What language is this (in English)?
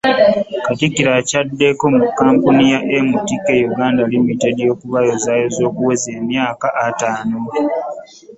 Ganda